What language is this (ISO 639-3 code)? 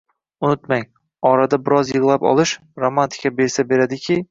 uzb